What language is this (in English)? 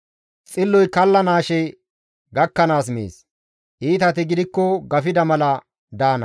Gamo